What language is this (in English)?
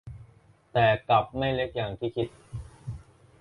Thai